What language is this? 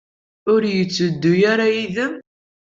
Kabyle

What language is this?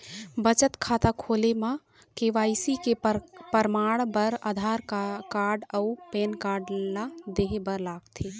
Chhattisgarhi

